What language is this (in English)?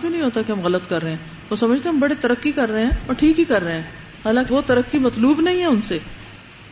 Urdu